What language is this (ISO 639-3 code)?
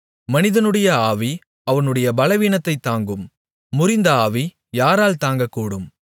tam